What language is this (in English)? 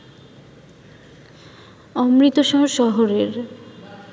Bangla